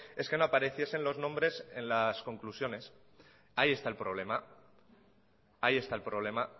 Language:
Spanish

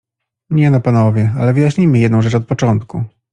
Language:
Polish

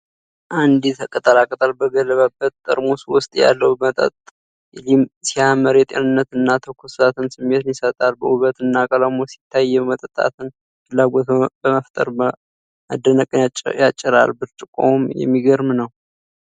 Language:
Amharic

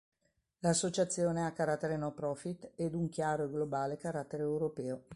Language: Italian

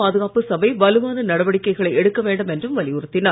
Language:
Tamil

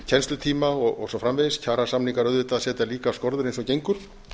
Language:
Icelandic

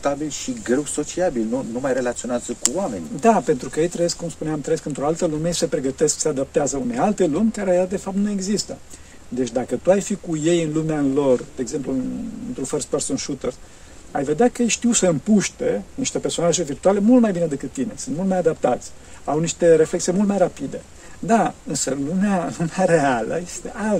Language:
Romanian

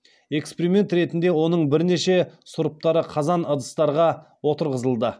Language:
Kazakh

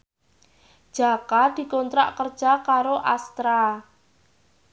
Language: Javanese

